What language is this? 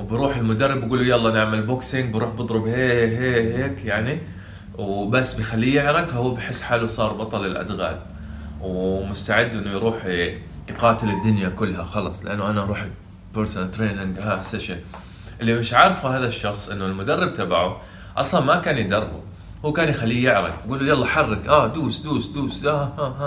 Arabic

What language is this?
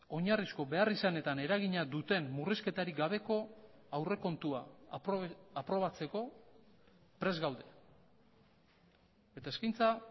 Basque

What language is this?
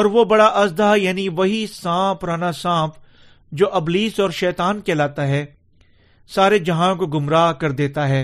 Urdu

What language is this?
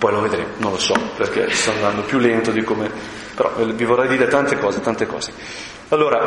Italian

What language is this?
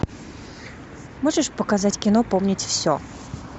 Russian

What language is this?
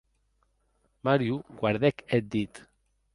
Occitan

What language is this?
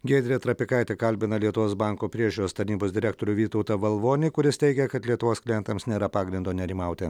Lithuanian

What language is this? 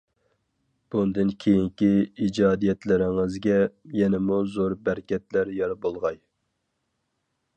Uyghur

